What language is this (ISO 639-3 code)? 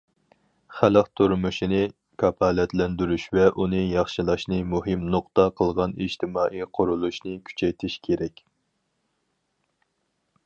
uig